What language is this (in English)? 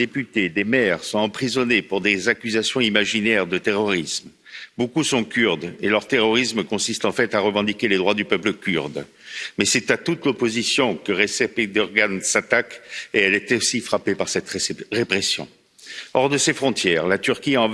French